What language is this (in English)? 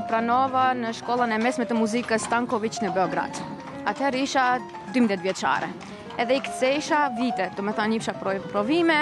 Romanian